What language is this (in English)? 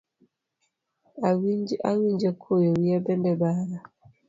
Luo (Kenya and Tanzania)